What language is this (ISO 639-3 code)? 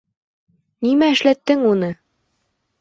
bak